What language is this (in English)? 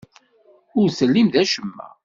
Kabyle